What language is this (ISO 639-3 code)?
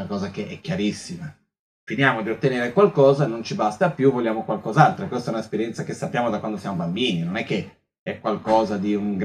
ita